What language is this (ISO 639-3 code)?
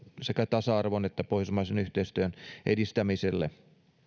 fin